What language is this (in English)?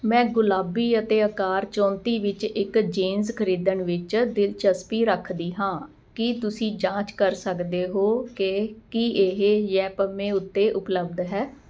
Punjabi